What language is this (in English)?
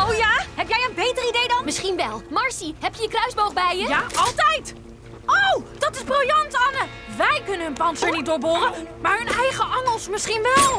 Dutch